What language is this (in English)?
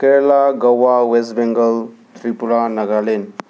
Manipuri